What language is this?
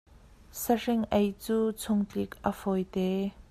Hakha Chin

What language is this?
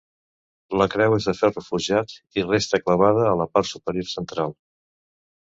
Catalan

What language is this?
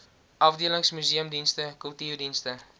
Afrikaans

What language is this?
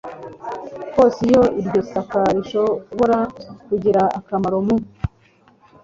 Kinyarwanda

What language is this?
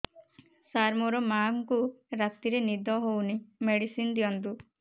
Odia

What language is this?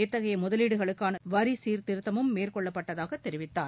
Tamil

